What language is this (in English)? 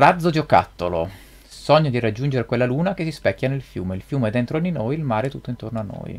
Italian